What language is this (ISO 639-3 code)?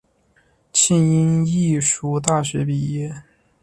zho